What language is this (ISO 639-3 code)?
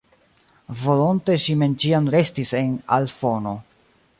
epo